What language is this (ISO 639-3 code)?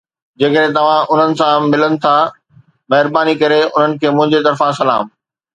snd